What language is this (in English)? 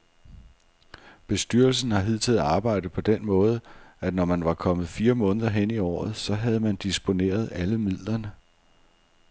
Danish